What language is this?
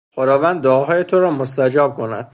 Persian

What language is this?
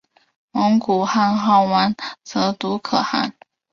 Chinese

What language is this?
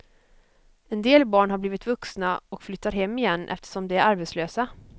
Swedish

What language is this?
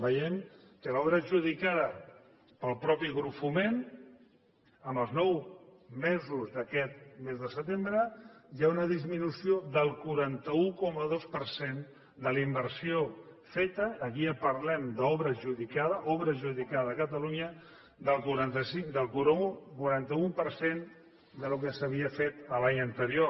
Catalan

